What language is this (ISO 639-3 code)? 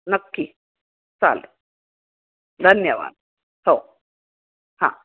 mar